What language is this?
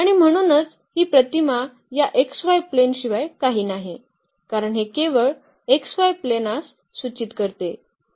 Marathi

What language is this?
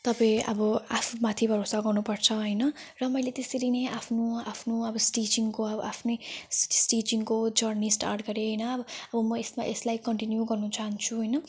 Nepali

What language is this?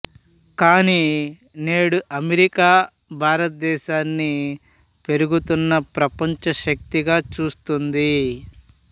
Telugu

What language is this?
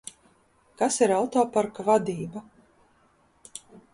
Latvian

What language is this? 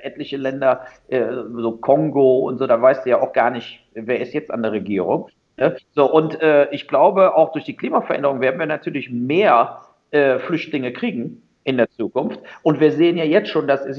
German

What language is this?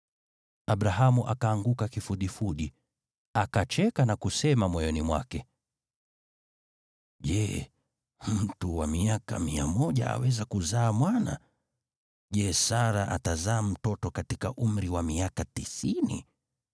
Swahili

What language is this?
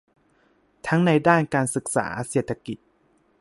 Thai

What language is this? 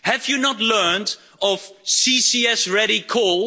English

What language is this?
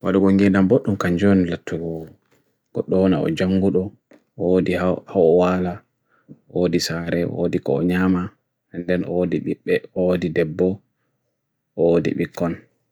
Bagirmi Fulfulde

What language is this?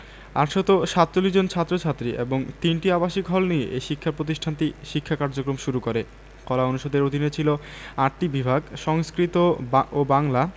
Bangla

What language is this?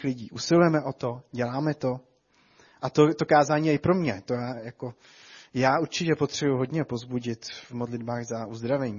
Czech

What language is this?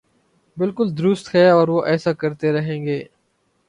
Urdu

